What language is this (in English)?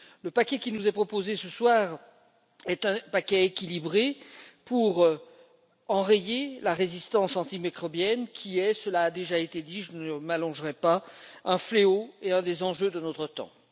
French